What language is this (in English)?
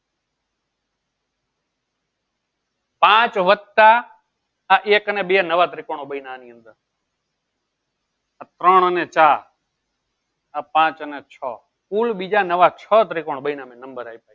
Gujarati